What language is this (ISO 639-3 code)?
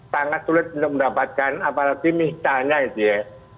ind